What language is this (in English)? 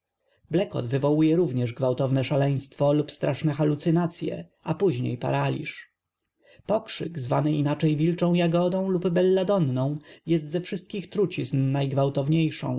Polish